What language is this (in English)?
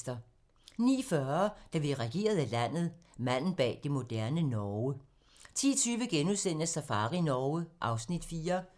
Danish